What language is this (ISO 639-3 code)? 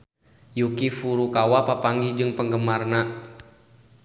sun